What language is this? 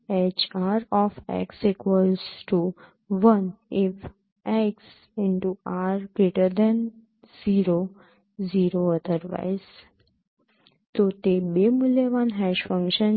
Gujarati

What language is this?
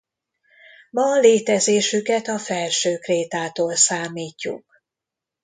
Hungarian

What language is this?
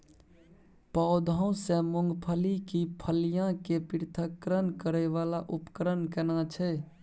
Maithili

